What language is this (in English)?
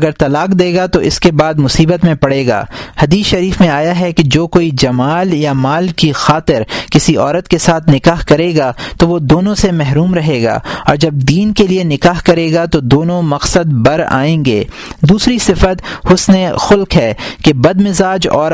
Urdu